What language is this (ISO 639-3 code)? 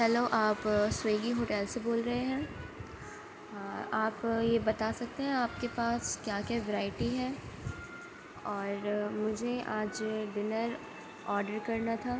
urd